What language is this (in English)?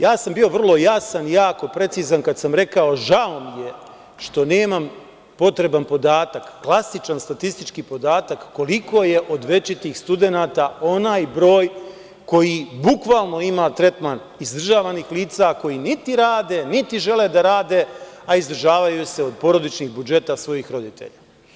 Serbian